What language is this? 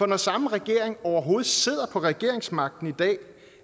Danish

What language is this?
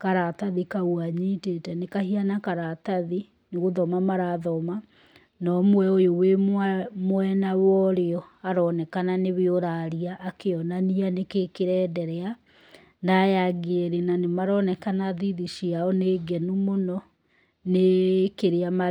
Kikuyu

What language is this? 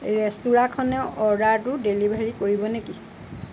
Assamese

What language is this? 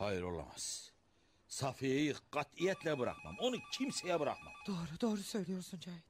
Turkish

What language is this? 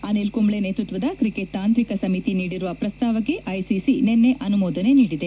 Kannada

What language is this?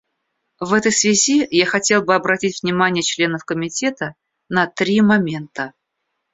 Russian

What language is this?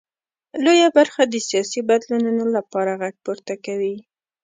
Pashto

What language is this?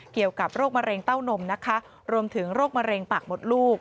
Thai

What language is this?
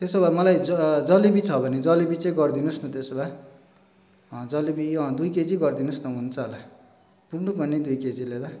Nepali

